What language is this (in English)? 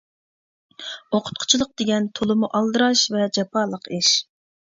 Uyghur